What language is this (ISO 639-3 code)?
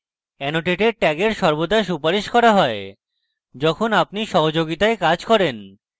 ben